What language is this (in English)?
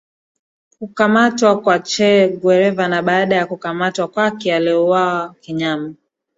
Swahili